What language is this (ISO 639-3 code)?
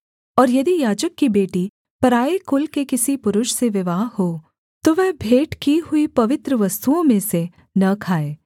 hin